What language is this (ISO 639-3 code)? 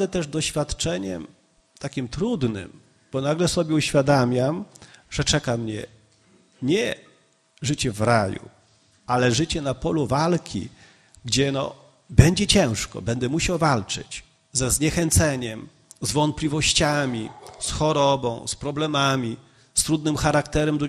pol